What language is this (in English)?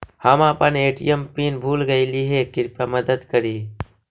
Magahi